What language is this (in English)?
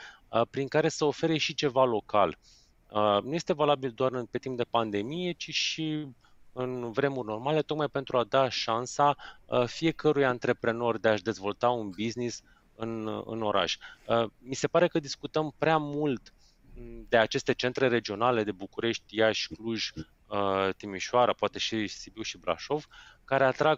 Romanian